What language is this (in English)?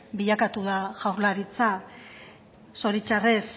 Basque